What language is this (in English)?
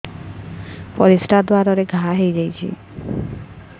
Odia